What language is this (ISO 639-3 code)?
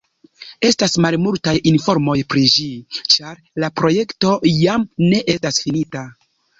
epo